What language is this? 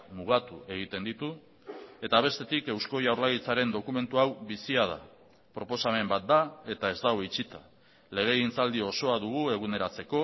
Basque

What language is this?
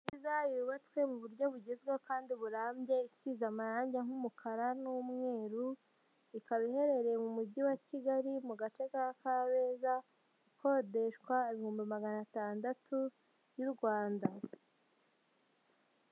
Kinyarwanda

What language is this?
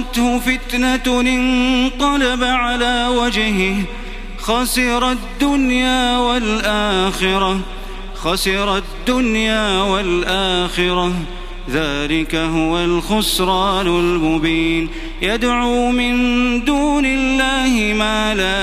Arabic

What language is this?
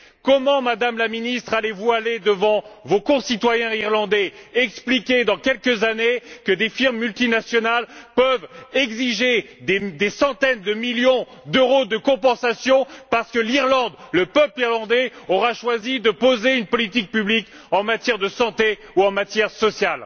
French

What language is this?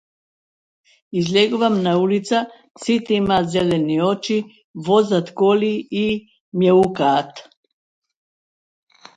Macedonian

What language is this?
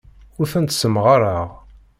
Kabyle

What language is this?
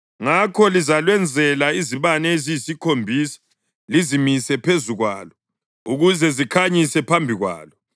North Ndebele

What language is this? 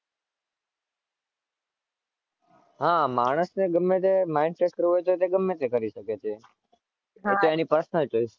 Gujarati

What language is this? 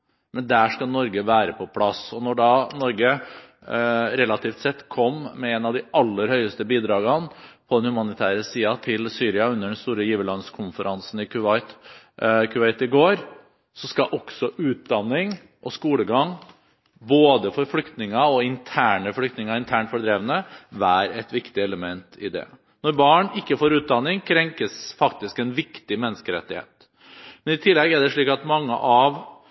Norwegian Bokmål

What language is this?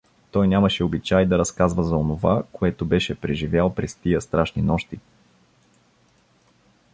Bulgarian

